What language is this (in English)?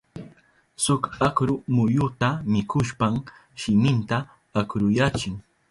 Southern Pastaza Quechua